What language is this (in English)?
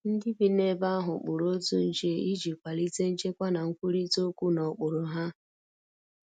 Igbo